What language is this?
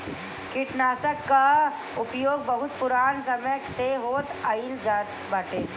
Bhojpuri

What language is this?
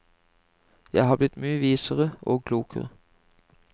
Norwegian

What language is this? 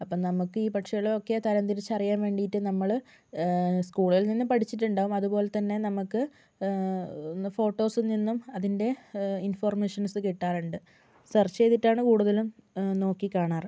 Malayalam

